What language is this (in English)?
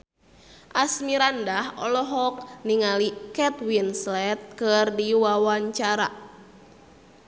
Sundanese